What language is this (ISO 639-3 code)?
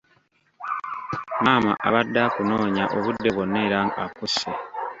lug